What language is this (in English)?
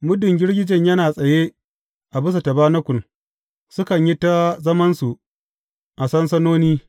Hausa